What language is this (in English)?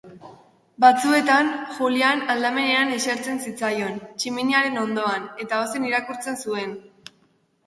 Basque